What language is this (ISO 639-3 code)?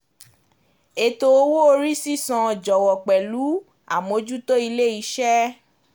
yor